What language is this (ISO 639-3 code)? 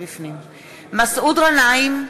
heb